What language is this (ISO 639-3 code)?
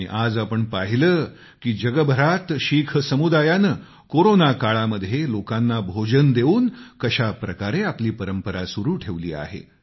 mar